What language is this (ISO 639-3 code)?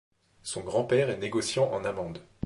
fra